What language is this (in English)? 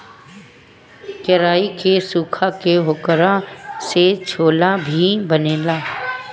Bhojpuri